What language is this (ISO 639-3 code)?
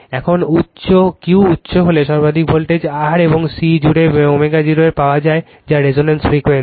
ben